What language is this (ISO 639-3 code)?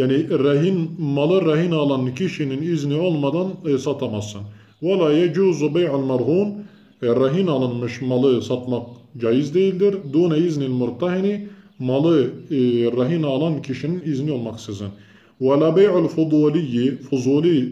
tur